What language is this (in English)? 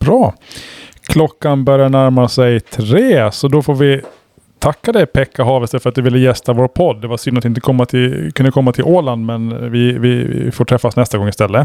Swedish